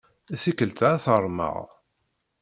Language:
Kabyle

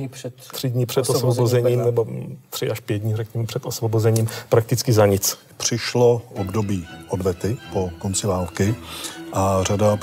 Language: Czech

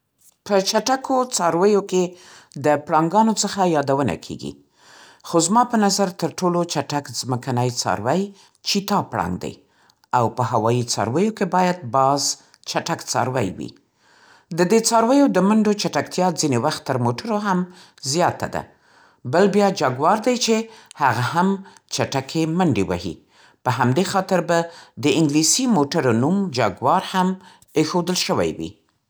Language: Central Pashto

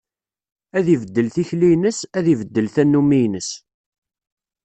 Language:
Kabyle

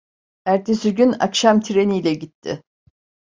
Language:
Turkish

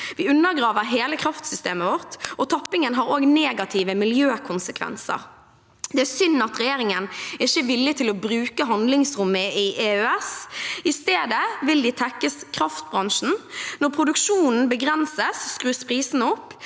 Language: Norwegian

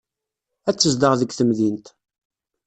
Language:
Kabyle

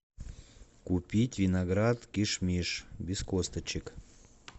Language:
Russian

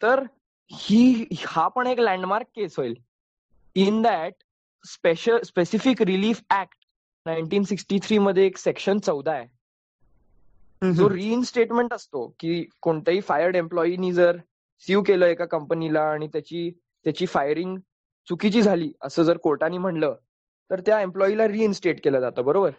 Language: Marathi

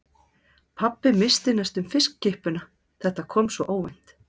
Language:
Icelandic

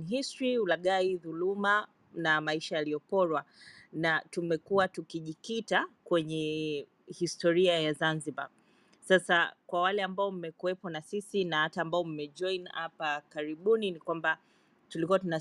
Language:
Swahili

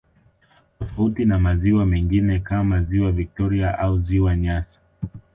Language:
Swahili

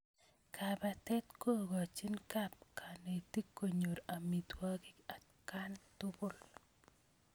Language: Kalenjin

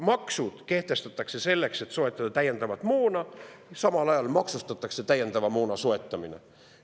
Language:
Estonian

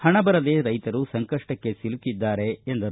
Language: Kannada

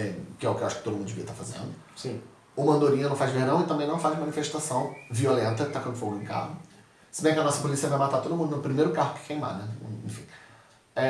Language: Portuguese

